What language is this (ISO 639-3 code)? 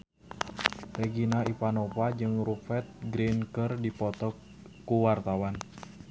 sun